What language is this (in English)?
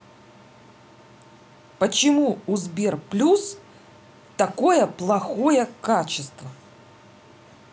Russian